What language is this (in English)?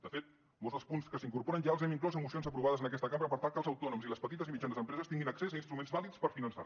Catalan